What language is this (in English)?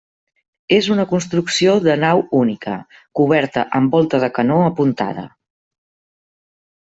Catalan